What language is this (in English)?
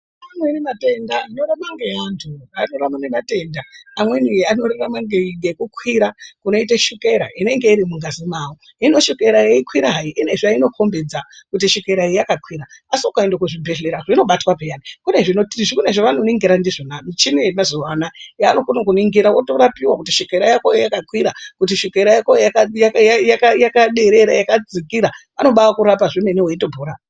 Ndau